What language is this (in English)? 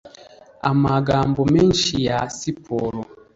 Kinyarwanda